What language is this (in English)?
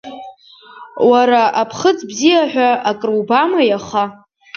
Abkhazian